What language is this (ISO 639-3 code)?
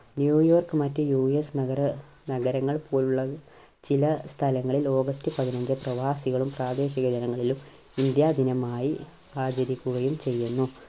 mal